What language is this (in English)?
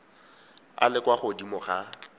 Tswana